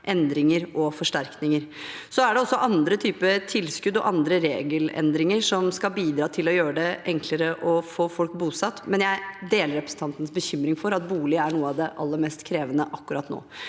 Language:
Norwegian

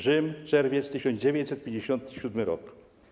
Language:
Polish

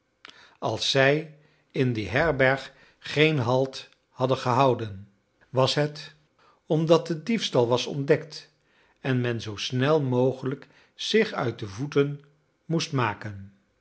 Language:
Dutch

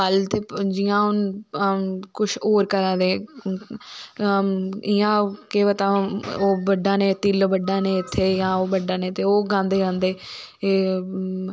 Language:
Dogri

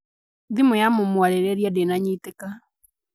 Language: Kikuyu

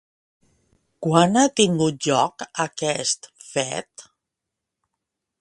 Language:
Catalan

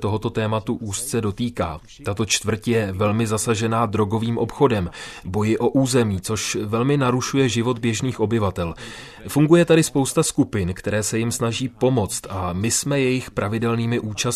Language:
Czech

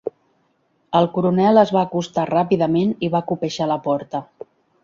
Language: Catalan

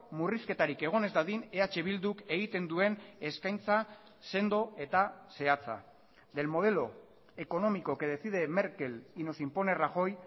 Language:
Basque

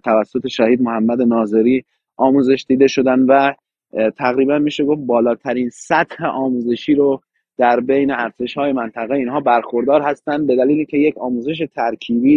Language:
Persian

